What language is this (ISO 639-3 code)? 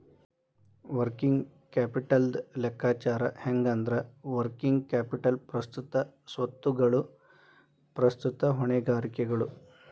kan